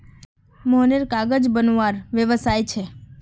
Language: Magahi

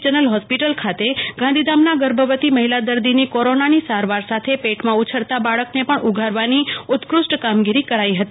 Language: Gujarati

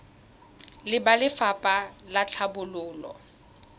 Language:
Tswana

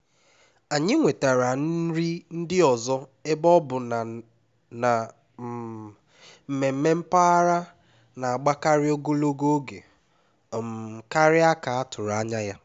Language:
Igbo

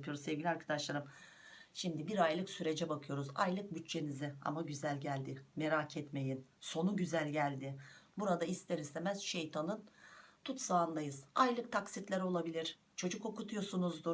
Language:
Turkish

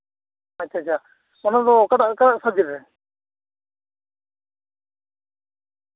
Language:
Santali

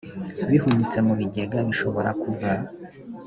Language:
Kinyarwanda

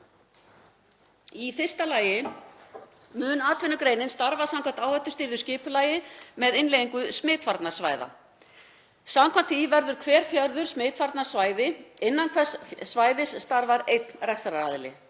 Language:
Icelandic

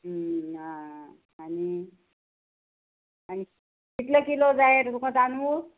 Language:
Konkani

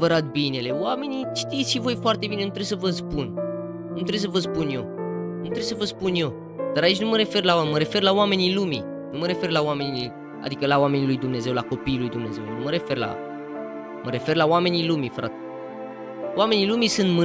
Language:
Romanian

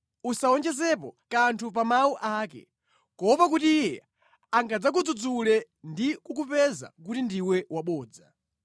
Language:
Nyanja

